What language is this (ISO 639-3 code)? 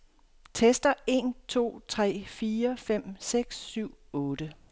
dan